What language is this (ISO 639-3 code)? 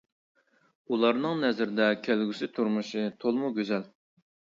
uig